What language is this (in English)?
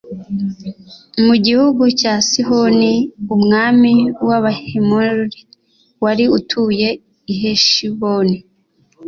Kinyarwanda